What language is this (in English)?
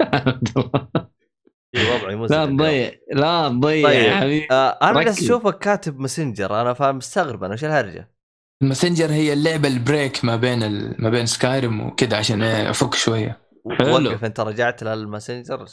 Arabic